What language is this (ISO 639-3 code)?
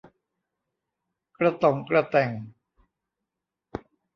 tha